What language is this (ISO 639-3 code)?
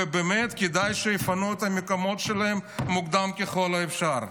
heb